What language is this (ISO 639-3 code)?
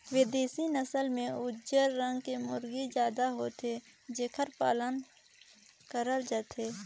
hne